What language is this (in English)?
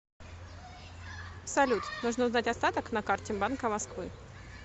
Russian